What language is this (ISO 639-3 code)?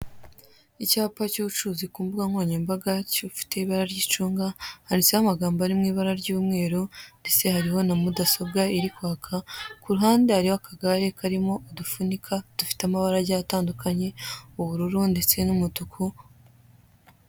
kin